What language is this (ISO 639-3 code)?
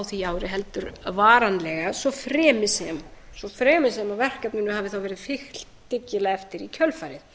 isl